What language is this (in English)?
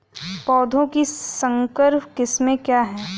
Hindi